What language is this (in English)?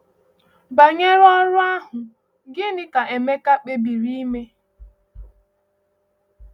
Igbo